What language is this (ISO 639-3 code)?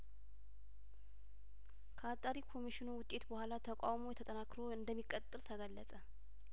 amh